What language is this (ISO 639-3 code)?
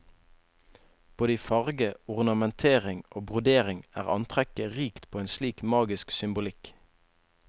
nor